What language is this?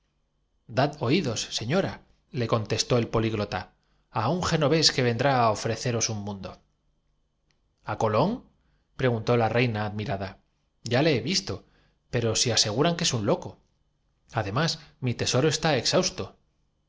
Spanish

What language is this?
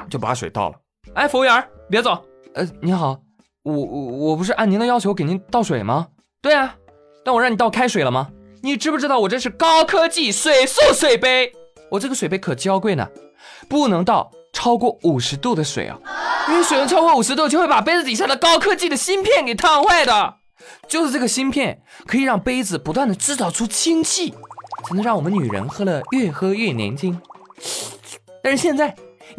Chinese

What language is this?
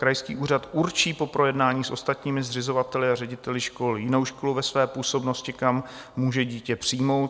Czech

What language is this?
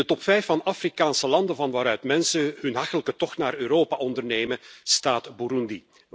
Dutch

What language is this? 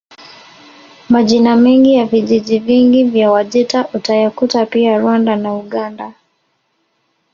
Swahili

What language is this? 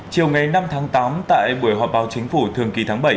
Vietnamese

